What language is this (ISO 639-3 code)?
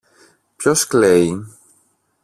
ell